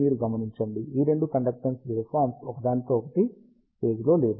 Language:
Telugu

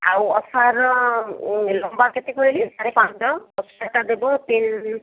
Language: Odia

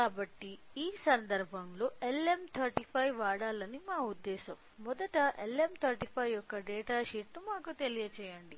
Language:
Telugu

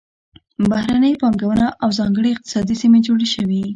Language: Pashto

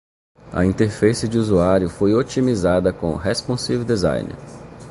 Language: Portuguese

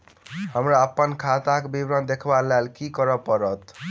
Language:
Maithili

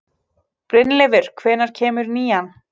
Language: Icelandic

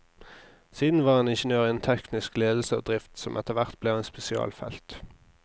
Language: Norwegian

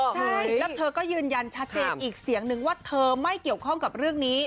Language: Thai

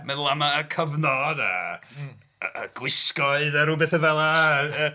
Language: Welsh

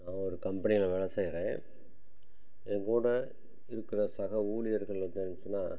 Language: Tamil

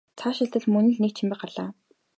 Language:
Mongolian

